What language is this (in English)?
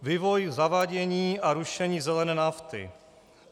Czech